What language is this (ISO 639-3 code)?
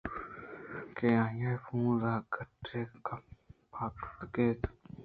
bgp